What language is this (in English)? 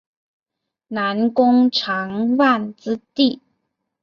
Chinese